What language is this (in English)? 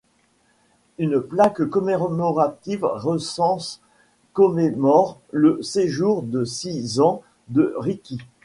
French